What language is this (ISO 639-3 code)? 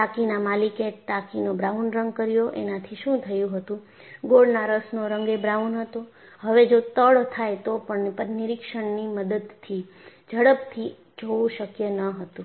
guj